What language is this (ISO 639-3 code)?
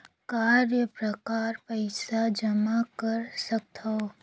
hne